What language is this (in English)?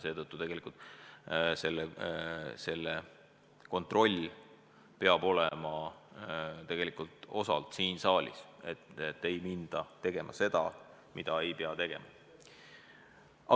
Estonian